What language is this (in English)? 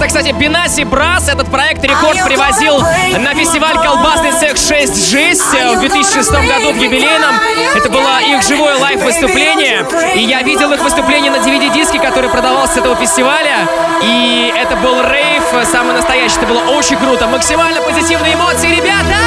Russian